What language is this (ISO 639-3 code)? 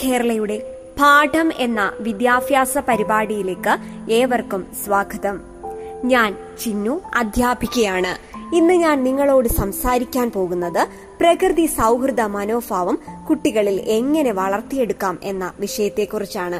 mal